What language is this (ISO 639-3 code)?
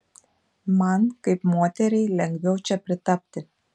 lit